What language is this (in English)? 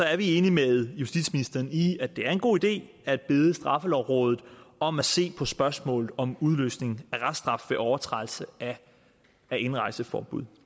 Danish